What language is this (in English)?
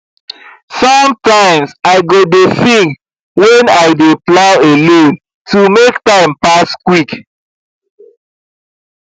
Nigerian Pidgin